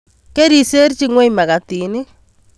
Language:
Kalenjin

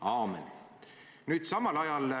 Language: Estonian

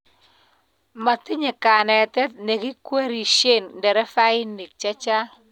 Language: Kalenjin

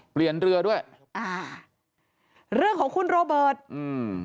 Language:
Thai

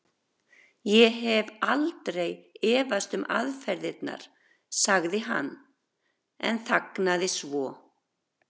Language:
Icelandic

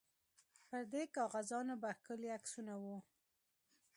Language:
Pashto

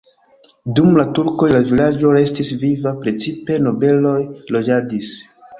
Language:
Esperanto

